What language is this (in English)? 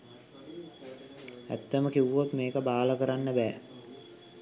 Sinhala